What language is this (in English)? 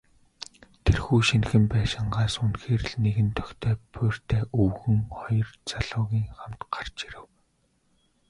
Mongolian